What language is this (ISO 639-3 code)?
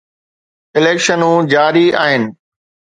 snd